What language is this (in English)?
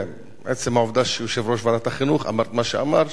Hebrew